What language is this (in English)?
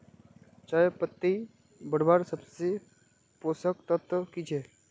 Magahi